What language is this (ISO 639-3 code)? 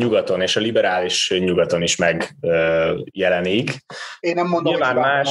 hun